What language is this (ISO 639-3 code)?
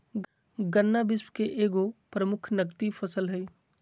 mag